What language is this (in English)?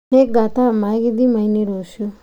Kikuyu